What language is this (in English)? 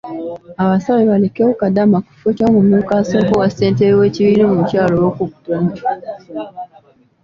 Ganda